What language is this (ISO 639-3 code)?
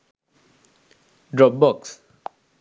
sin